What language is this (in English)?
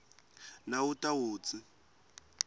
Swati